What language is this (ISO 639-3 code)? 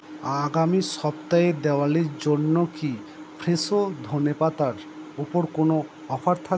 ben